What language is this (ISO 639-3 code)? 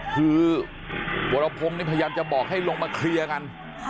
tha